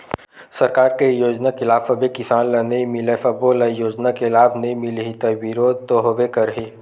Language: Chhattisgarhi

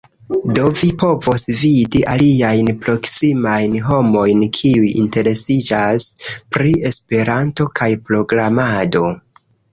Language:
Esperanto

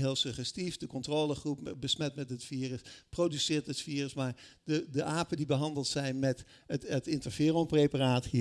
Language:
Dutch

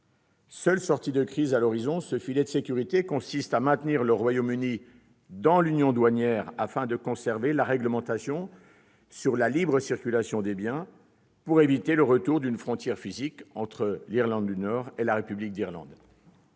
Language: French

